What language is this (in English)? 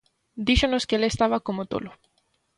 Galician